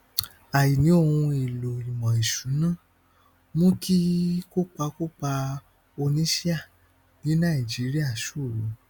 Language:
Yoruba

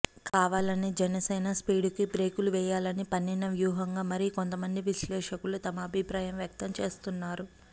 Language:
Telugu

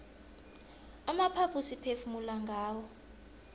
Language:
South Ndebele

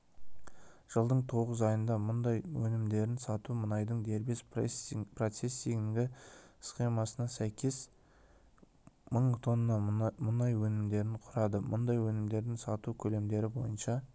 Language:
Kazakh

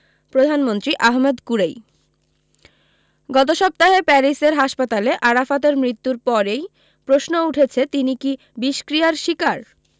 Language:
Bangla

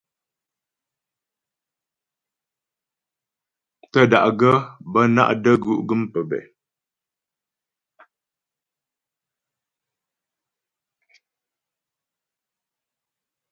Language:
Ghomala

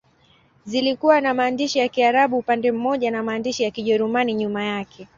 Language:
Swahili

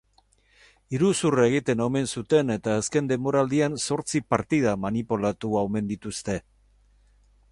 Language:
Basque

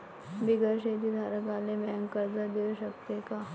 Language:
Marathi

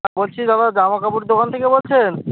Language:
Bangla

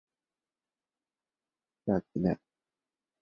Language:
Chinese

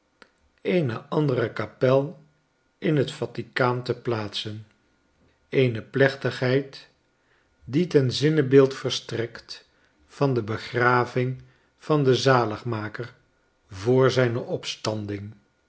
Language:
Dutch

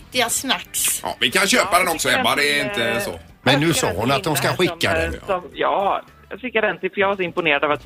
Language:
Swedish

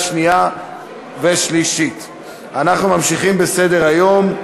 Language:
Hebrew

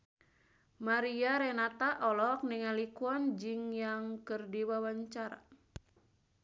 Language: Sundanese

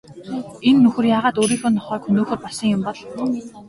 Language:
Mongolian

